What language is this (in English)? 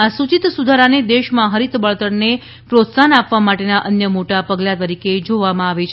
Gujarati